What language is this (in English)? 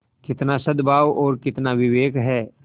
Hindi